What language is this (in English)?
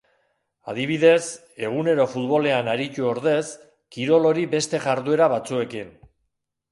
Basque